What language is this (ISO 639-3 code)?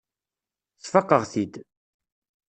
kab